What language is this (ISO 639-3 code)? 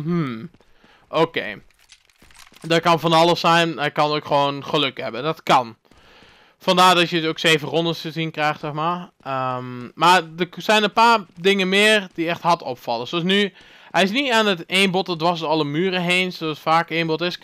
nld